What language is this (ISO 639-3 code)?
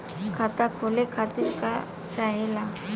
bho